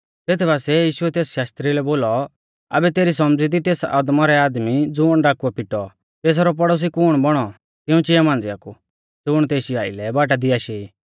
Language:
Mahasu Pahari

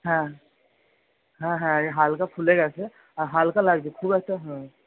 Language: Bangla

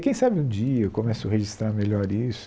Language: Portuguese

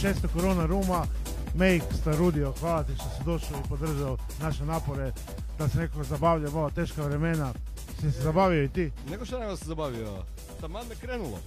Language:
Croatian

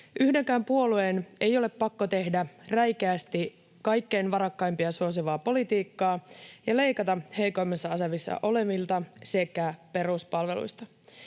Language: Finnish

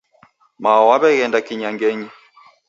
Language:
Taita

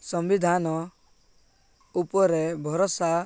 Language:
Odia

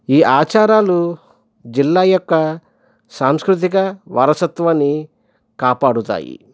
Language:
Telugu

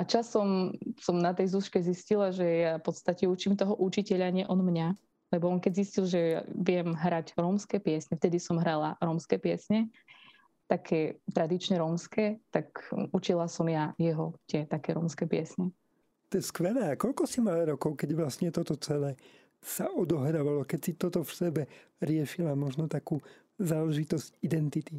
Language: Slovak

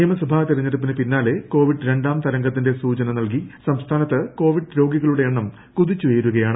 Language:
Malayalam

